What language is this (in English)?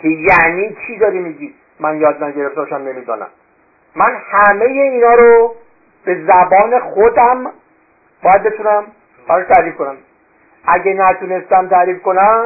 Persian